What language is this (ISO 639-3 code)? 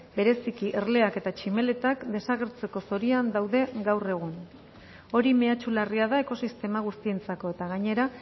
eus